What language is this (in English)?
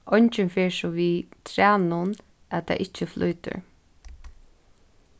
Faroese